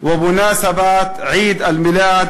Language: Hebrew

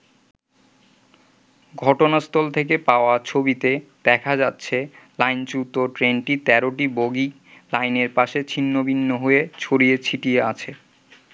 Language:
Bangla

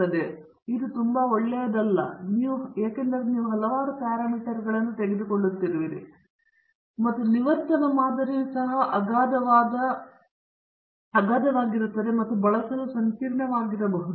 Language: Kannada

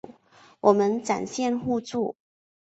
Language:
Chinese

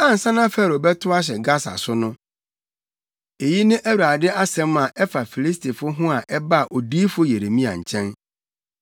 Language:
Akan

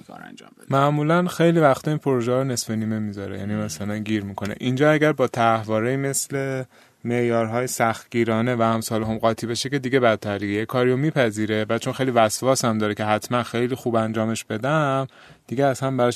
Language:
Persian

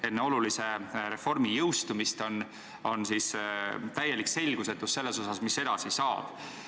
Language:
Estonian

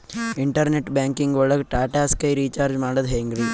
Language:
Kannada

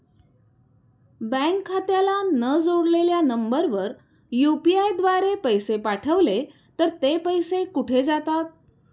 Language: Marathi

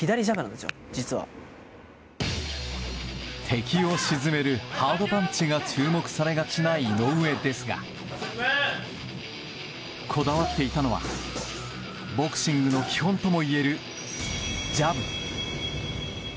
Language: Japanese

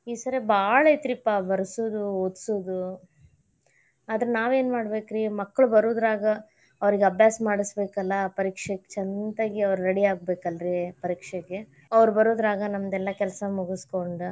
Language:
Kannada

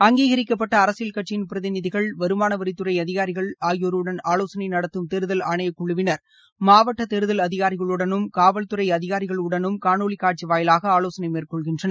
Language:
Tamil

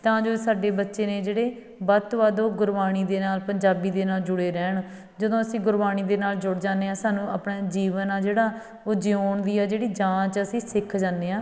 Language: Punjabi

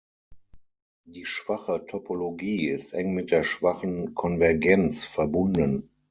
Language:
German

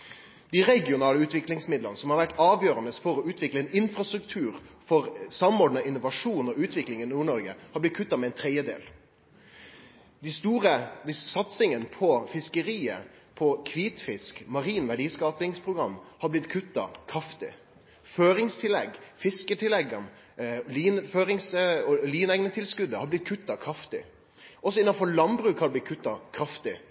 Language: Norwegian Nynorsk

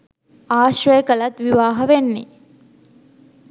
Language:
Sinhala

